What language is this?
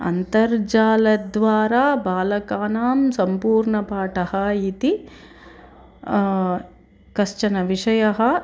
Sanskrit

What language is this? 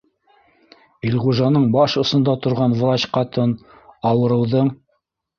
Bashkir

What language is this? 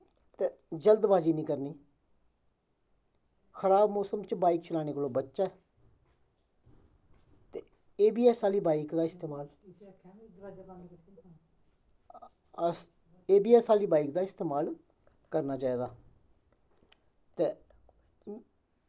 Dogri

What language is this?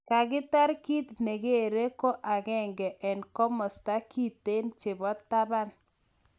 Kalenjin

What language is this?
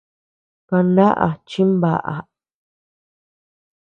Tepeuxila Cuicatec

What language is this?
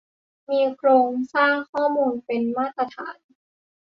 Thai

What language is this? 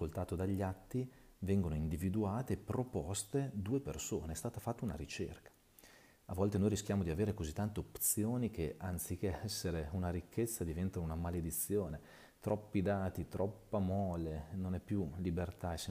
Italian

